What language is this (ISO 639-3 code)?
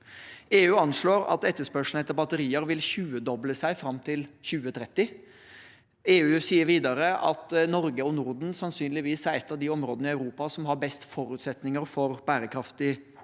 nor